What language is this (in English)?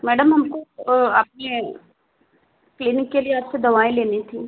Hindi